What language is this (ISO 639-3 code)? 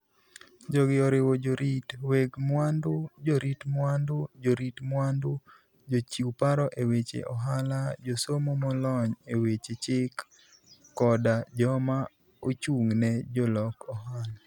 luo